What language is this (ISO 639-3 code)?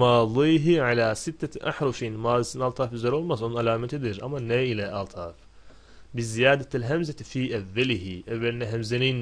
tur